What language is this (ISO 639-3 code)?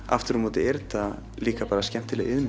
isl